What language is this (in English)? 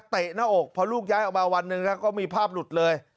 Thai